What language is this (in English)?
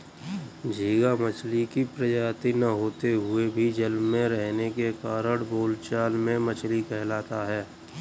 Hindi